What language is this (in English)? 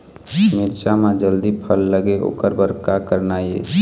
Chhattisgarhi